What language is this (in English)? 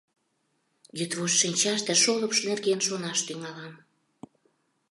Mari